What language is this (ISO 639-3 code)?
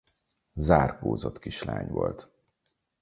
hun